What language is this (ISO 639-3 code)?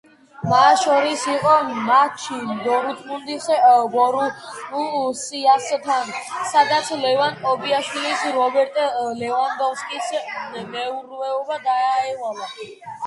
kat